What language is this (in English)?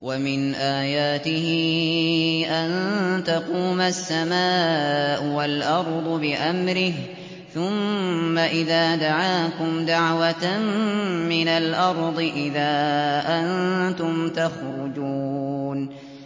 Arabic